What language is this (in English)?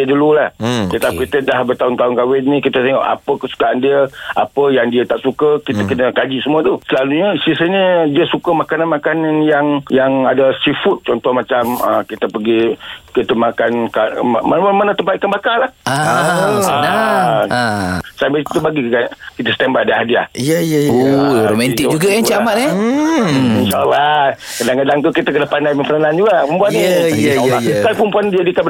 Malay